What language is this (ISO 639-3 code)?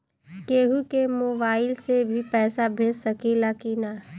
bho